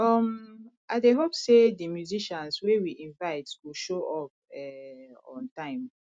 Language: Nigerian Pidgin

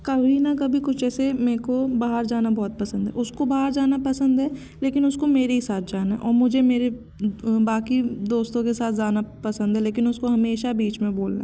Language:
Hindi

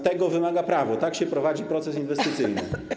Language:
Polish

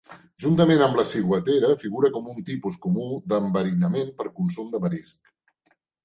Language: Catalan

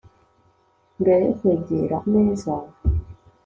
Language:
Kinyarwanda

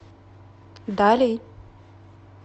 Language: Russian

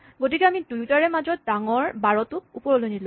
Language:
Assamese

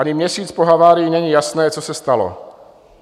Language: Czech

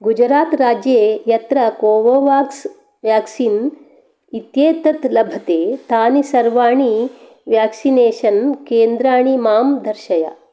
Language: Sanskrit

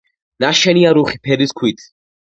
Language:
Georgian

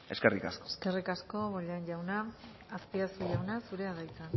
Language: Basque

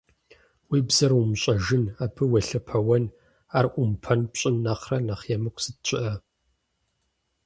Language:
Kabardian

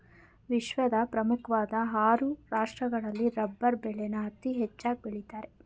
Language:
Kannada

